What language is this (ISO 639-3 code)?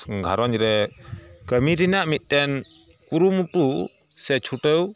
sat